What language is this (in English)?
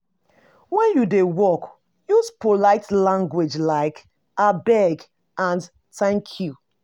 Nigerian Pidgin